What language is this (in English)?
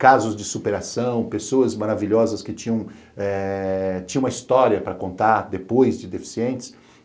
Portuguese